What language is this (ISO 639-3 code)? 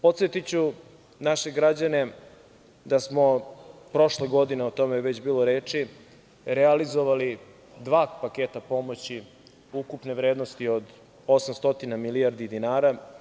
srp